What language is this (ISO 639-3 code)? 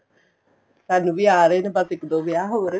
pan